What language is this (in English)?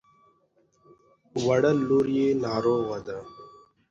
Pashto